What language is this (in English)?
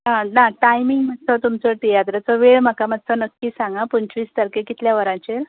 Konkani